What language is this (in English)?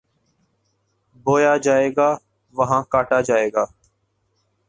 Urdu